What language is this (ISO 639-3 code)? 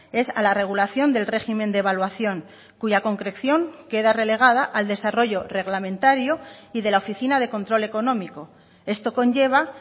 spa